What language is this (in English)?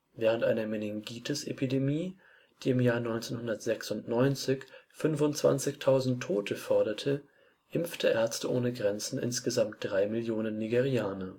German